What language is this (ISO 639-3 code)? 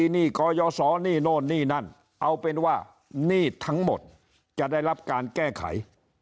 tha